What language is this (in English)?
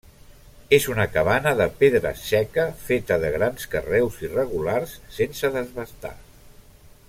Catalan